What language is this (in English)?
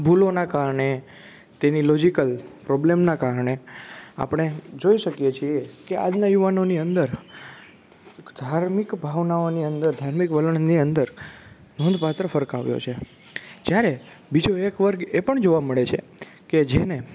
Gujarati